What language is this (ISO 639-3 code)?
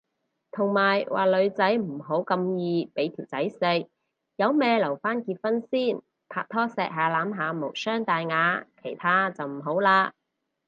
yue